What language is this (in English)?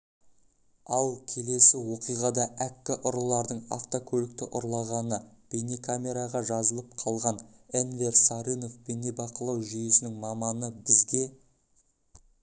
Kazakh